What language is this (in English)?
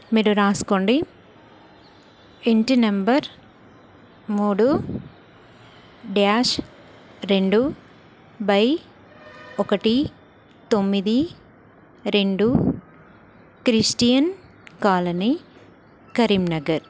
Telugu